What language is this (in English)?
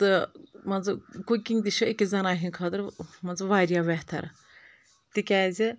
Kashmiri